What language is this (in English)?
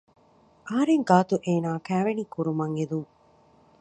Divehi